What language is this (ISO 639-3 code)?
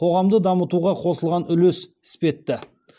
kaz